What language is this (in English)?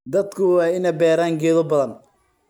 Somali